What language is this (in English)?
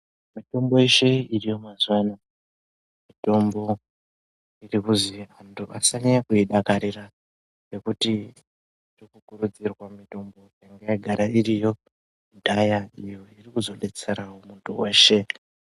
Ndau